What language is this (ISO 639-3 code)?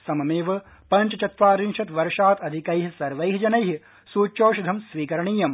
san